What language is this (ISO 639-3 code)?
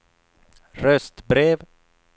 swe